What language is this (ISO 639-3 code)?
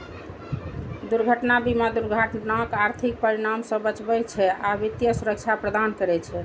mai